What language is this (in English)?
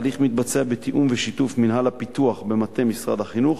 Hebrew